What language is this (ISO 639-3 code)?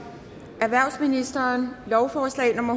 dan